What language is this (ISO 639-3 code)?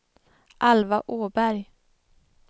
swe